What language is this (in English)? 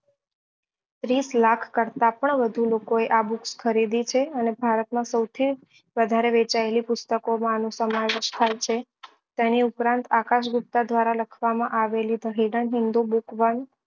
Gujarati